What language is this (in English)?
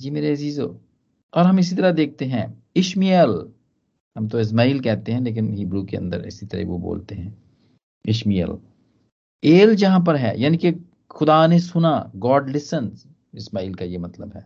Hindi